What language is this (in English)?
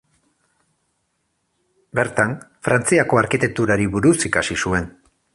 Basque